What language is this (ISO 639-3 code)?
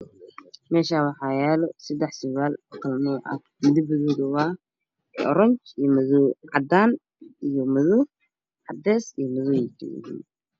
som